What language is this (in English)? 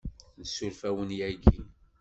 Kabyle